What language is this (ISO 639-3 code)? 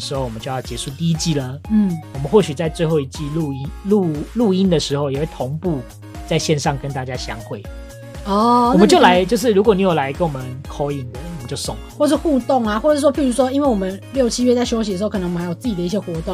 zho